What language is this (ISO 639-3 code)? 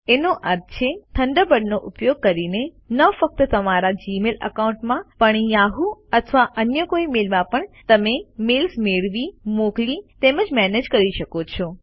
guj